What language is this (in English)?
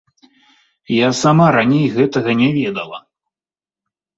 Belarusian